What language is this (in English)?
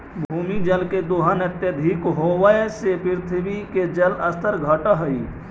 Magahi